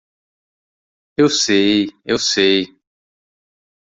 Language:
Portuguese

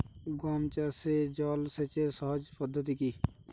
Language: Bangla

